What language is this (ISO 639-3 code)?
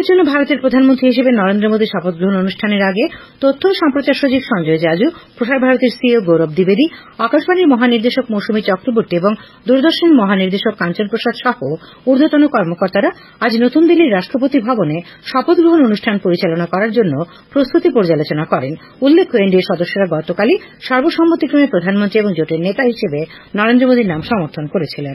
ben